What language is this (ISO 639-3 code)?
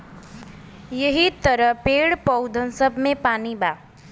bho